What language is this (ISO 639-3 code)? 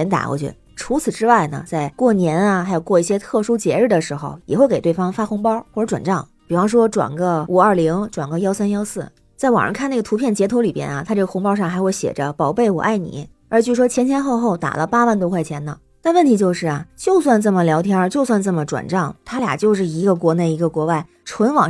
zho